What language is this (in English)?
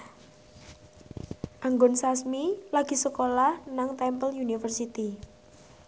Javanese